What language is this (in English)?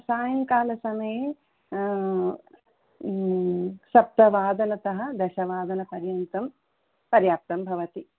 Sanskrit